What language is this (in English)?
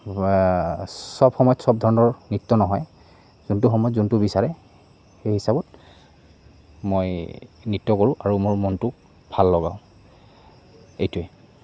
Assamese